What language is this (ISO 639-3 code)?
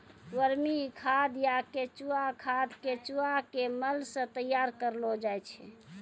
mai